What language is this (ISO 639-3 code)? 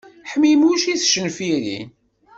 kab